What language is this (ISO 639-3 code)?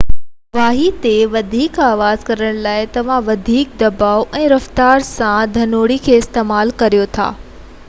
snd